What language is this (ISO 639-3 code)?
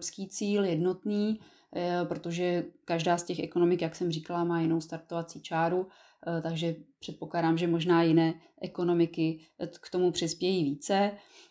ces